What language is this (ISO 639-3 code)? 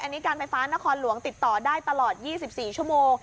tha